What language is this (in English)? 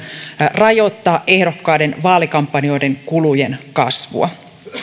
Finnish